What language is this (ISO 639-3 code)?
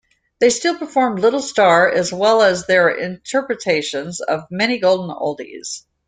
eng